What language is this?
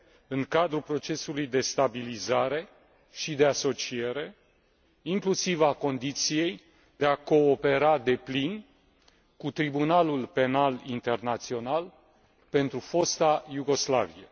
Romanian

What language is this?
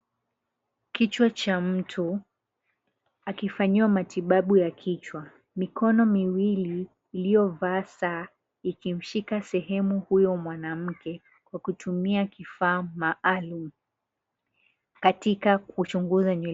Swahili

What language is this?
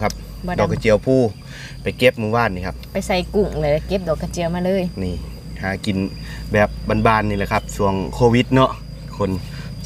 Thai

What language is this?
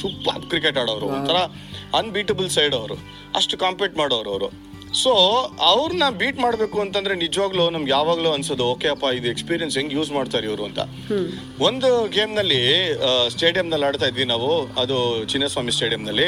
Kannada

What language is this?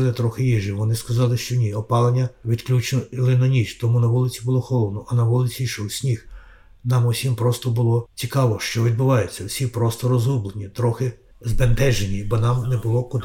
Ukrainian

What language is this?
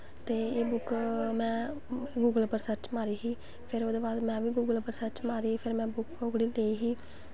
Dogri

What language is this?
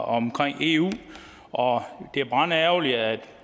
Danish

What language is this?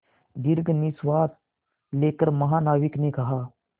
Hindi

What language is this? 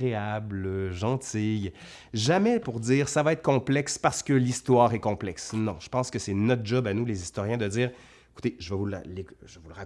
French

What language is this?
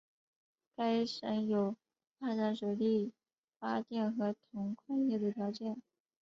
Chinese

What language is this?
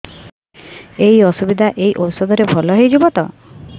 Odia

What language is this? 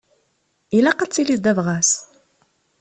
Kabyle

